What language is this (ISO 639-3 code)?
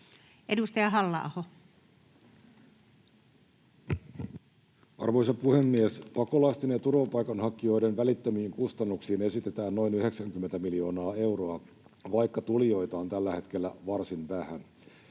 fin